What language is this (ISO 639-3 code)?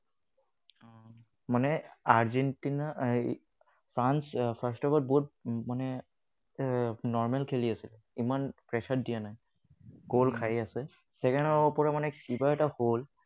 asm